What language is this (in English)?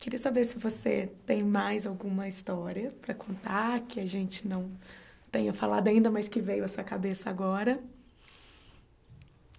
Portuguese